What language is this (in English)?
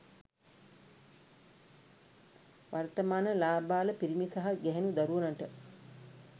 Sinhala